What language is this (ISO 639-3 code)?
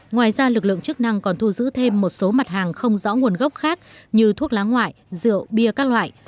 vie